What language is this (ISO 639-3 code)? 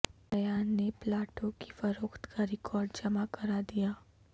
urd